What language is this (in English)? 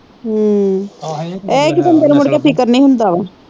Punjabi